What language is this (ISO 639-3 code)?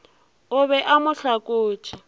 nso